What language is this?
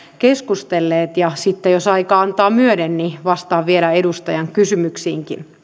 Finnish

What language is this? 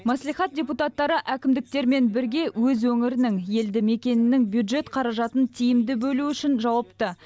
Kazakh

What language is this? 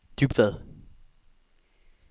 Danish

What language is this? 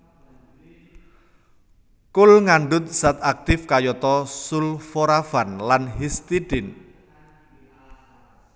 Javanese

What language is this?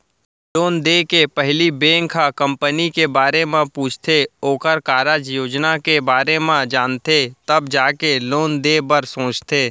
Chhattisgarhi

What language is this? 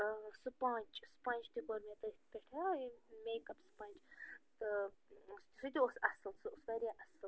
Kashmiri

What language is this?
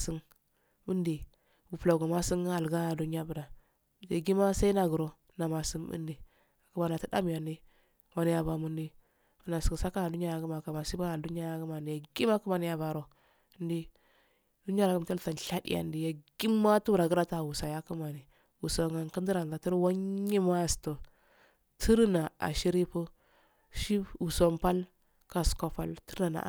Afade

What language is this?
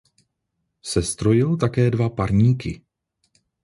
Czech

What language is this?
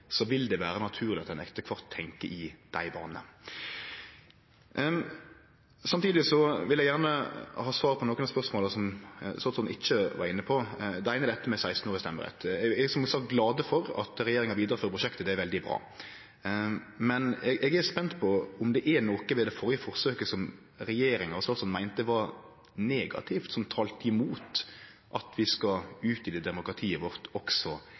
Norwegian Nynorsk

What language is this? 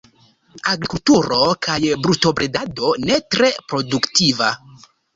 Esperanto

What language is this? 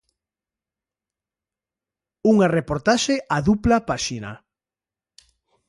Galician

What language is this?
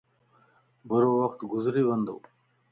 Lasi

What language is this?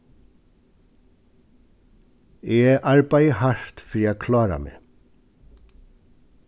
Faroese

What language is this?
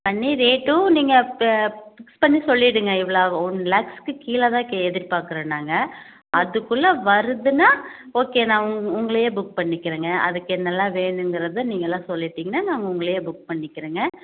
Tamil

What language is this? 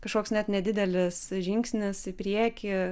Lithuanian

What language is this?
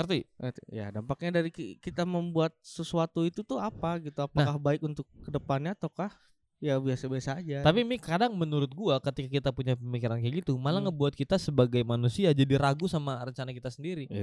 Indonesian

